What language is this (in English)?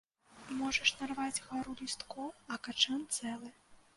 Belarusian